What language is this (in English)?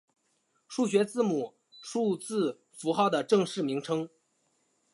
Chinese